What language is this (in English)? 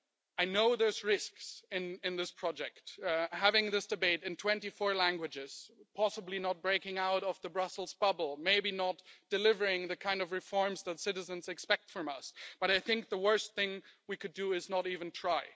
English